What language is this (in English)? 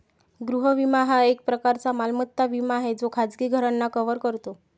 Marathi